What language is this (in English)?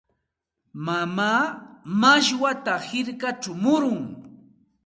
Santa Ana de Tusi Pasco Quechua